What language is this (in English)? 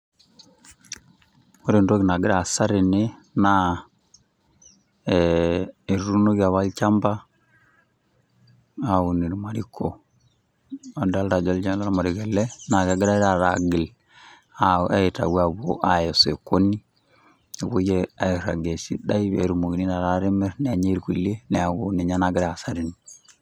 Masai